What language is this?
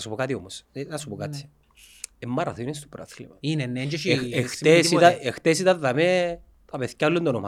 Greek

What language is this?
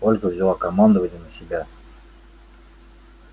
Russian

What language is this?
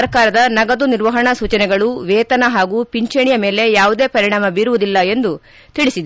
Kannada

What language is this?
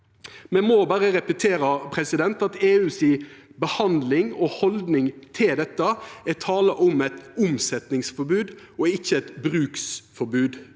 Norwegian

